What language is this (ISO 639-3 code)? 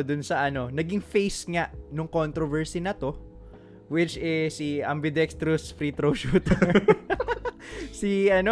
fil